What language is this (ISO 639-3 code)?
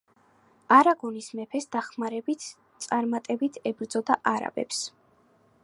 kat